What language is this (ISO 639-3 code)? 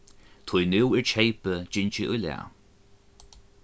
fao